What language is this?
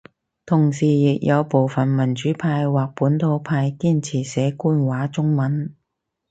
Cantonese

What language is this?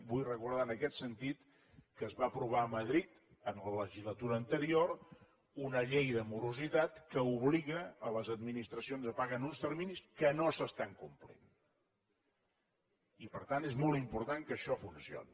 Catalan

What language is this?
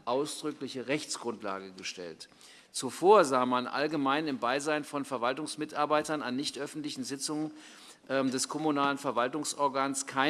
German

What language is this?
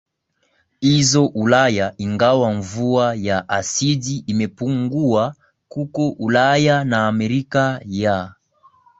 Swahili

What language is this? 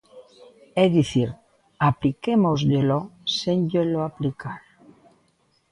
Galician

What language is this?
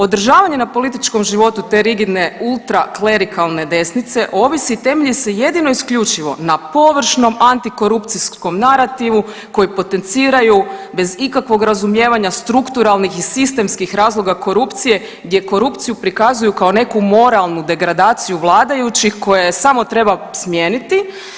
Croatian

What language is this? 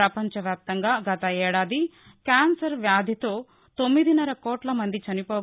Telugu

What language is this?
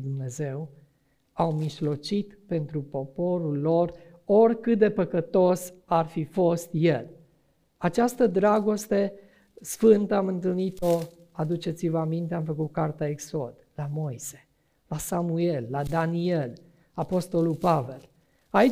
Romanian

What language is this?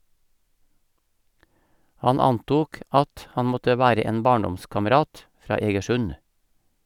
Norwegian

